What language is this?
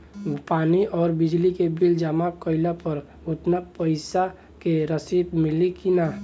Bhojpuri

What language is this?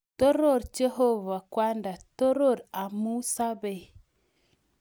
Kalenjin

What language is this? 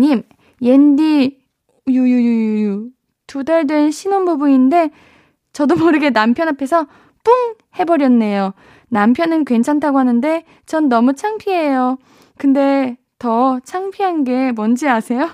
Korean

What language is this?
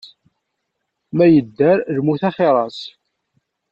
Kabyle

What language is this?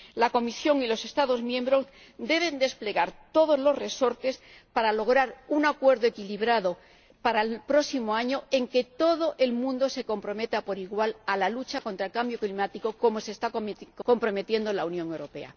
Spanish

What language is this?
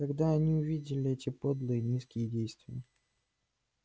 Russian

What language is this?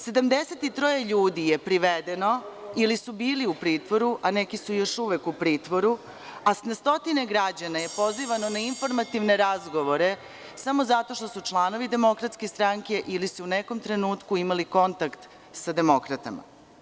Serbian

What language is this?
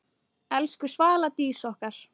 Icelandic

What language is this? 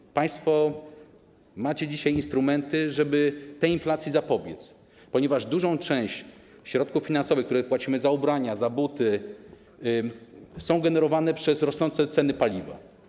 Polish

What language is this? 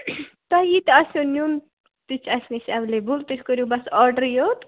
Kashmiri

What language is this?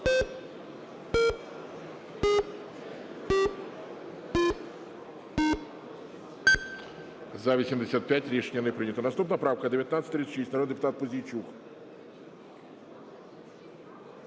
Ukrainian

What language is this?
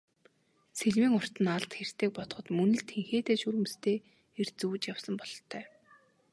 Mongolian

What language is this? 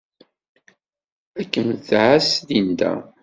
Kabyle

